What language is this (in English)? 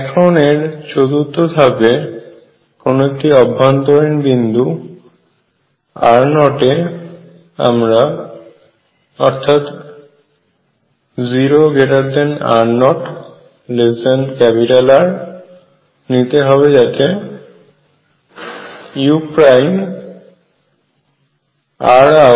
Bangla